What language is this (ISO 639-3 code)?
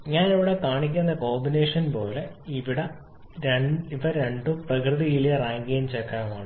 mal